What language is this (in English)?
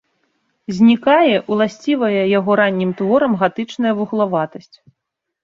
Belarusian